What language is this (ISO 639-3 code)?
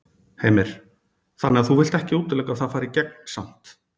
isl